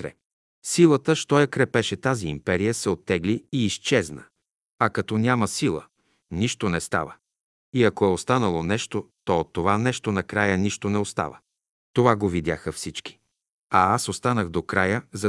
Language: Bulgarian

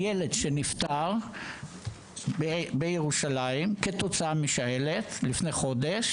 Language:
Hebrew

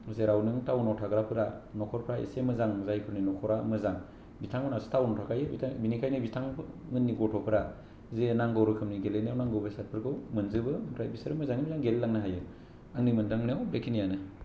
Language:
Bodo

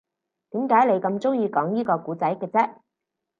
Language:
Cantonese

